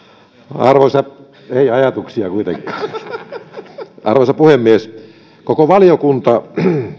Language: Finnish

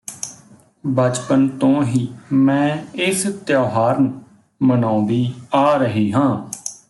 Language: Punjabi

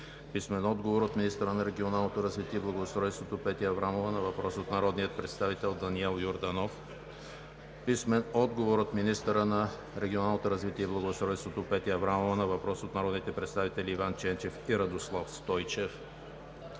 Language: Bulgarian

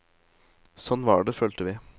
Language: Norwegian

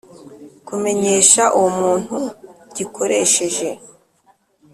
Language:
Kinyarwanda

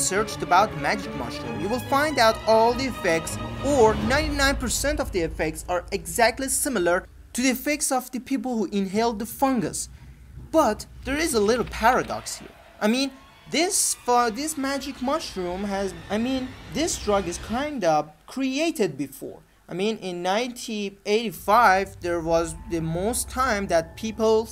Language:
English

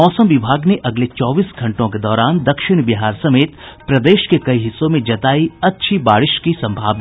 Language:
Hindi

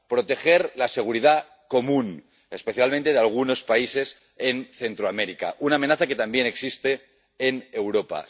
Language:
Spanish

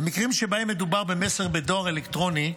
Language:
Hebrew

